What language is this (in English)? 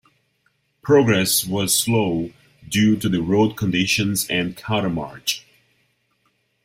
English